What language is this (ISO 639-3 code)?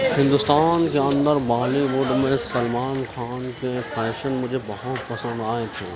urd